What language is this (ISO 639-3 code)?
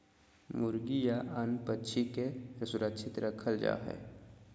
mag